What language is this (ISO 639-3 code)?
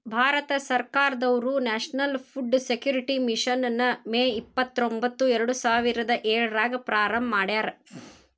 kan